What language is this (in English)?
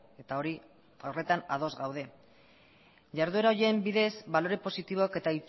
Basque